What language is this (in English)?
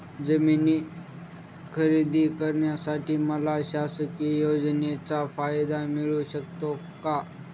Marathi